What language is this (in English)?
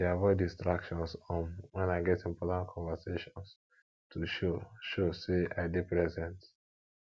Nigerian Pidgin